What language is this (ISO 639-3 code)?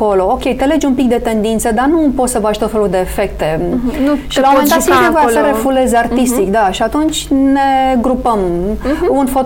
ron